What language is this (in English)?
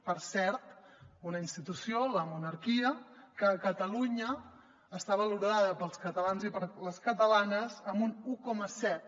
Catalan